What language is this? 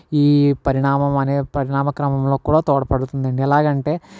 Telugu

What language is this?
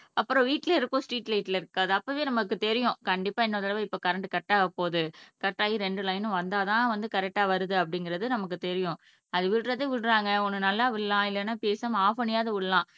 Tamil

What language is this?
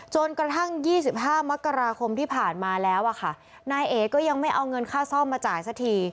Thai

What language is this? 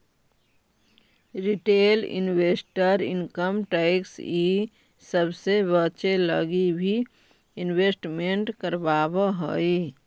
Magahi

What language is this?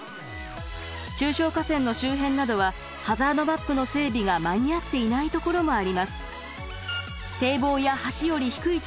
Japanese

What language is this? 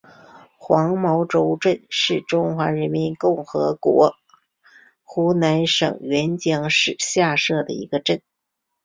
Chinese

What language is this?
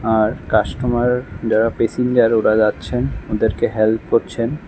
Bangla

